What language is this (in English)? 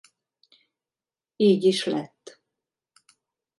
Hungarian